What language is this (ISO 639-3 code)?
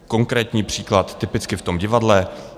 ces